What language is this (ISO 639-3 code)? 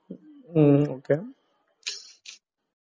mal